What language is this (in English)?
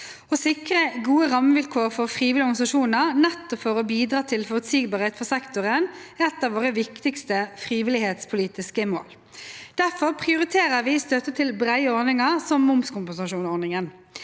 Norwegian